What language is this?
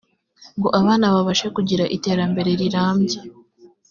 Kinyarwanda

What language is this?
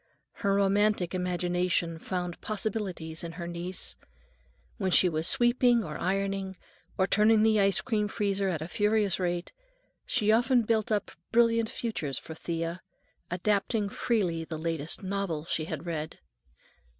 English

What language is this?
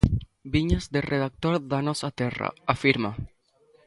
Galician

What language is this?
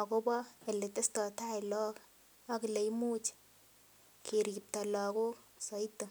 Kalenjin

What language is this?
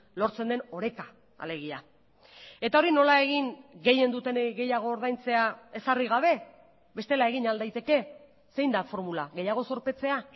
Basque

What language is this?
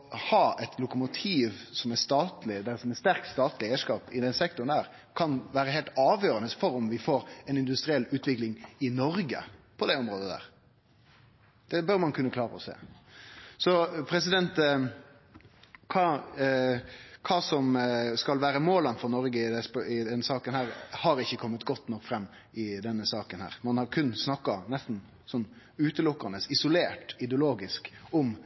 Norwegian Nynorsk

